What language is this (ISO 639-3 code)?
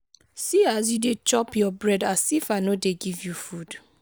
pcm